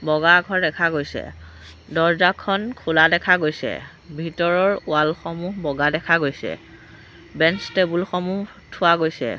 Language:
Assamese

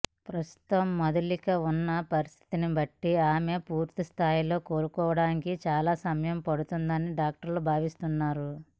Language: Telugu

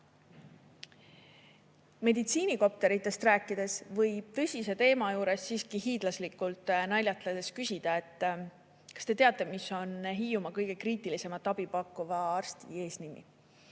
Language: Estonian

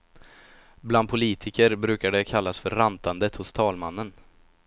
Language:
Swedish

